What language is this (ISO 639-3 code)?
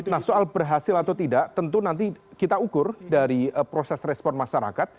ind